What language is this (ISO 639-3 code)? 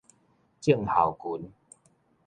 nan